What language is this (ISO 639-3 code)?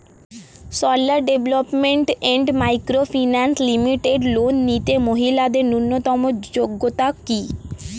ben